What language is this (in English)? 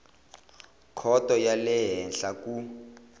Tsonga